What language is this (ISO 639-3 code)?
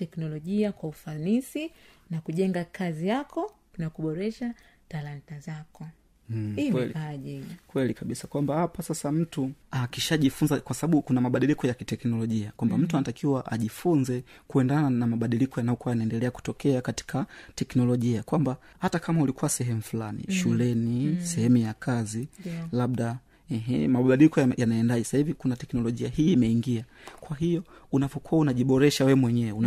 swa